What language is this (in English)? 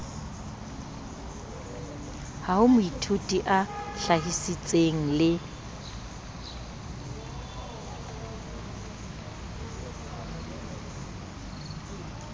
Southern Sotho